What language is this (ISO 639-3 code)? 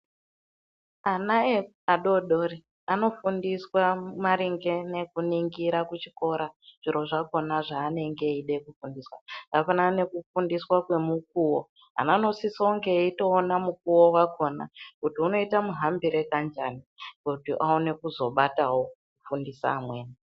ndc